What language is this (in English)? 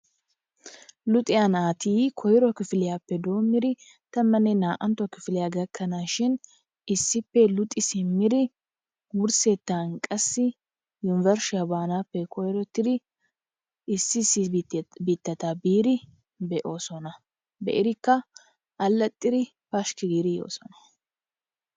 Wolaytta